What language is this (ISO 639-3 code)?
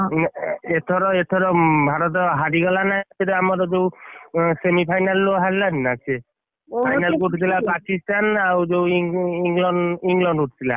ori